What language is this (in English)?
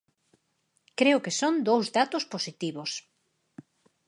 Galician